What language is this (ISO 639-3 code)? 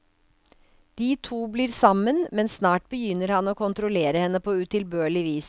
nor